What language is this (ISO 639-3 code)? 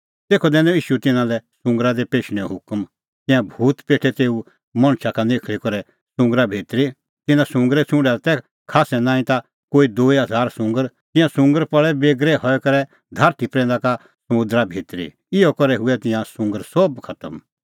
kfx